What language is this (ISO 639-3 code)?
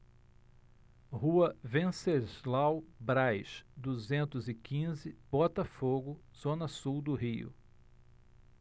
por